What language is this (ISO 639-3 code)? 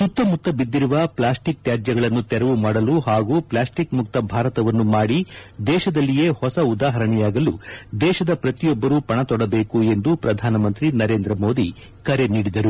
kan